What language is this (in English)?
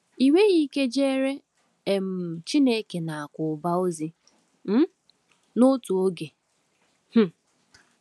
Igbo